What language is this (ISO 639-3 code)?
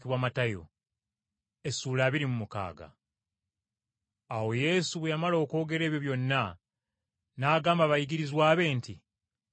lug